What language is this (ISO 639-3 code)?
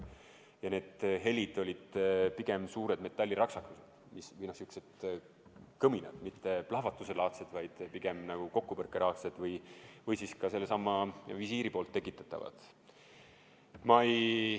est